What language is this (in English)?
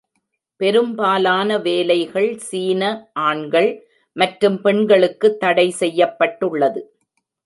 Tamil